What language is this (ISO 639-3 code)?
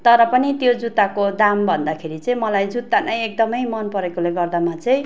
nep